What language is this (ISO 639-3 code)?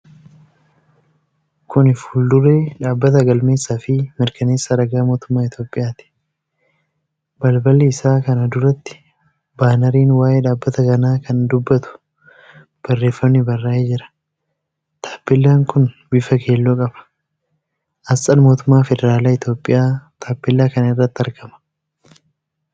orm